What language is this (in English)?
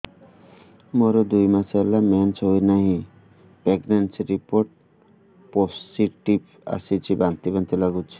Odia